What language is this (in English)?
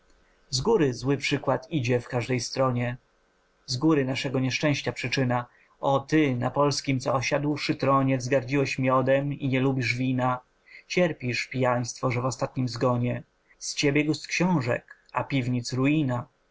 Polish